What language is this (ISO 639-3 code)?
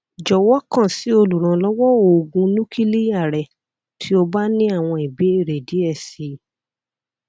yor